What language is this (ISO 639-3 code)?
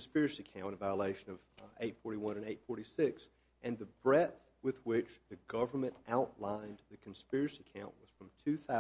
eng